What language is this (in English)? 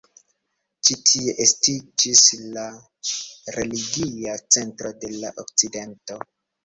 Esperanto